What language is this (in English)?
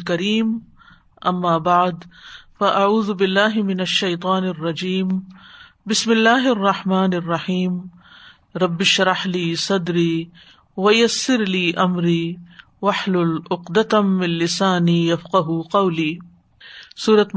Urdu